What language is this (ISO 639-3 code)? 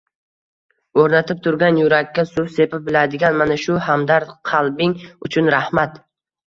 uzb